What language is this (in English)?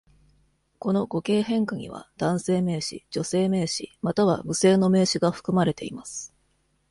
Japanese